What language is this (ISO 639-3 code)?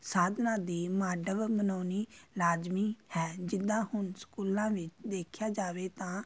pan